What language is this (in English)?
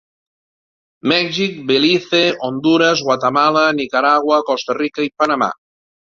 Catalan